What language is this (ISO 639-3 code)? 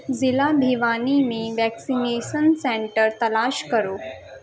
urd